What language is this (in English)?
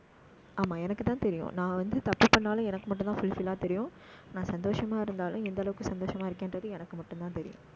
Tamil